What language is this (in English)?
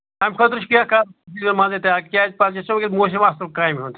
Kashmiri